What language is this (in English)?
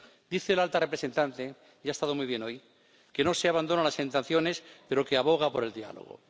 Spanish